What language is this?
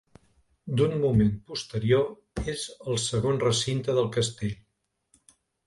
Catalan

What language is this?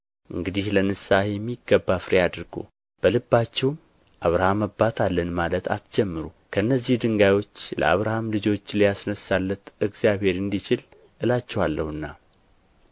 Amharic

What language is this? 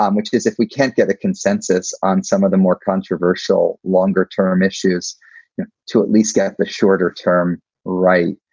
English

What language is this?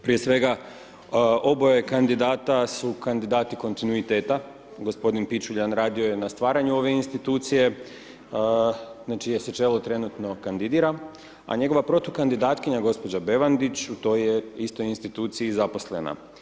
Croatian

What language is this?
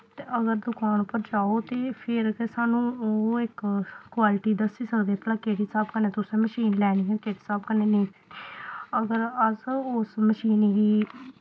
Dogri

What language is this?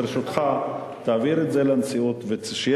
Hebrew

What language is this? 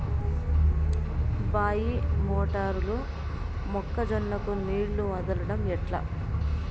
Telugu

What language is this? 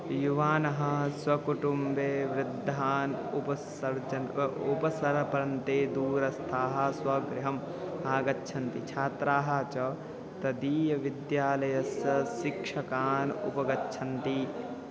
Sanskrit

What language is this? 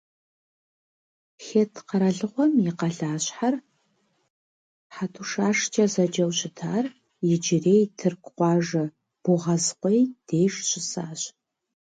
Kabardian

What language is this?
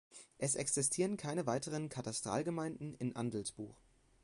German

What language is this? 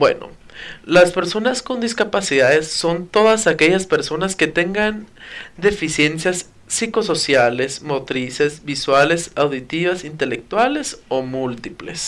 Spanish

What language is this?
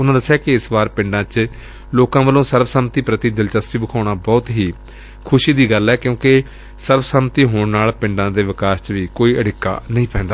Punjabi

